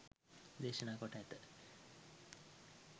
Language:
Sinhala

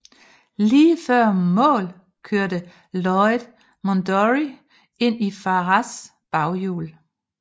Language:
Danish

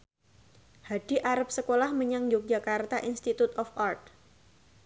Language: Javanese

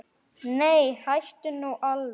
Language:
Icelandic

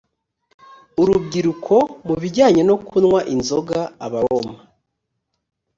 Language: Kinyarwanda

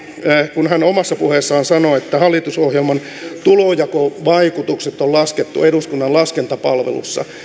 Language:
Finnish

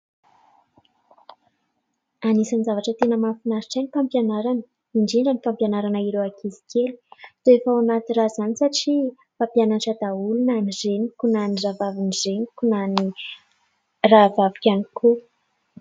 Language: Malagasy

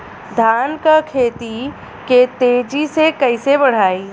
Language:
Bhojpuri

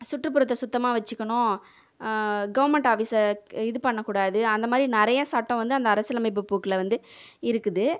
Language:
Tamil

